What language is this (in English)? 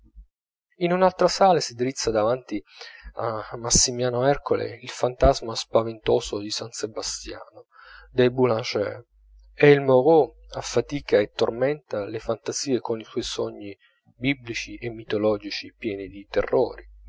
Italian